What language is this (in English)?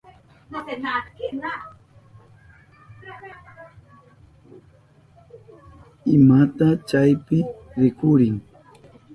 Southern Pastaza Quechua